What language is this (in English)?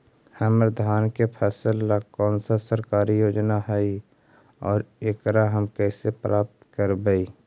Magahi